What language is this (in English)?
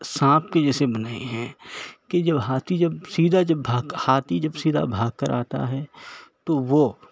Urdu